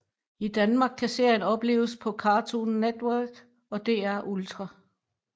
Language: Danish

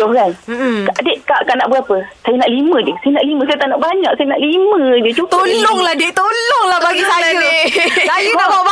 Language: Malay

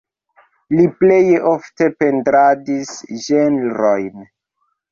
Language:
Esperanto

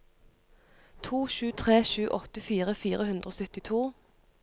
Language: Norwegian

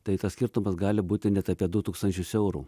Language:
Lithuanian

